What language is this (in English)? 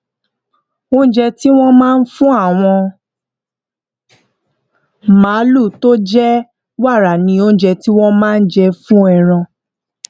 Yoruba